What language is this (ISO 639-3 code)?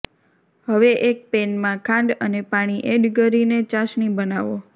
guj